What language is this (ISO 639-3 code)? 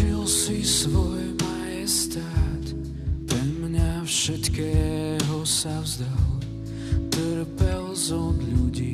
slk